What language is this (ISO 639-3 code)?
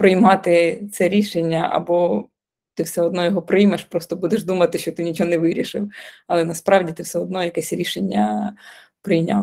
ukr